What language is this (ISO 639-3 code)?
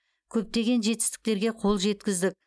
kaz